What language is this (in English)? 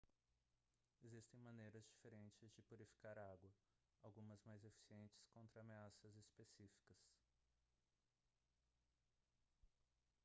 Portuguese